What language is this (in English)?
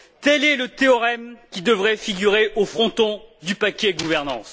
French